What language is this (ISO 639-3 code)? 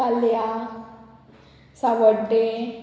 kok